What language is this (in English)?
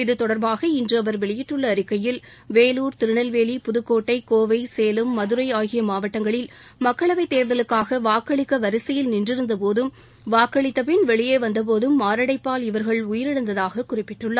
Tamil